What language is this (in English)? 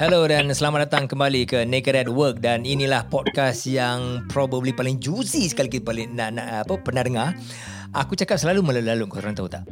Malay